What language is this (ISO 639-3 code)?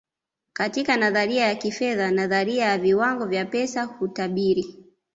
swa